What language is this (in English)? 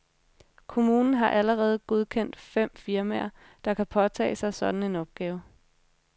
Danish